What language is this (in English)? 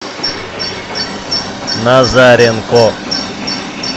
Russian